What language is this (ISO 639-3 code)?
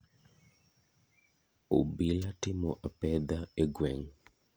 luo